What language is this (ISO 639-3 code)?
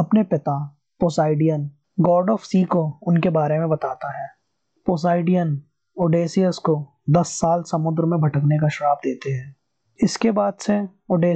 hin